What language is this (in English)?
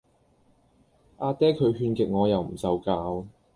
Cantonese